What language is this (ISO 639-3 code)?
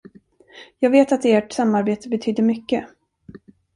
swe